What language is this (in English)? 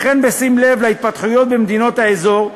Hebrew